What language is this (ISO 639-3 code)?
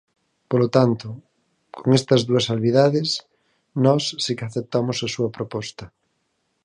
glg